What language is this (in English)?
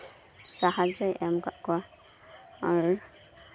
Santali